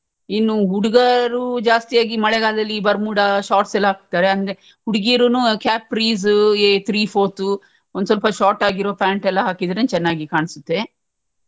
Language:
Kannada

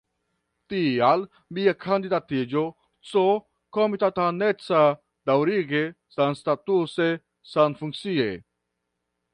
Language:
Esperanto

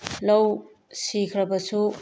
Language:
Manipuri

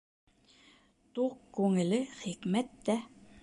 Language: Bashkir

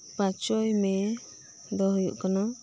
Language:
Santali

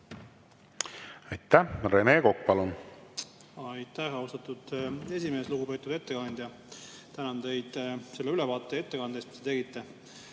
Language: Estonian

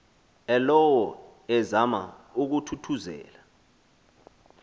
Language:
Xhosa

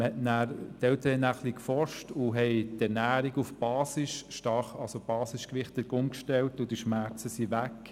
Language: Swiss German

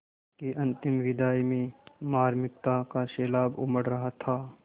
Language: Hindi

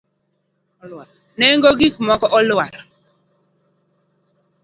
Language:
Luo (Kenya and Tanzania)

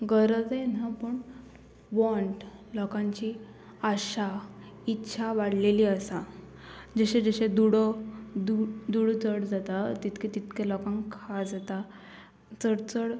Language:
Konkani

